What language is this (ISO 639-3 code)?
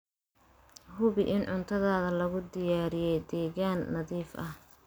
som